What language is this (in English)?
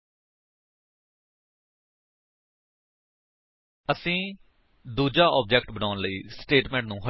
Punjabi